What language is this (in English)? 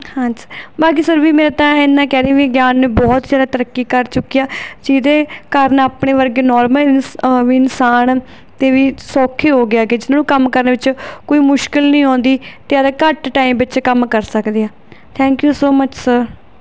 Punjabi